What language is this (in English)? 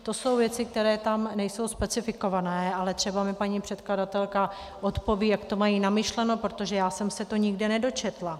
Czech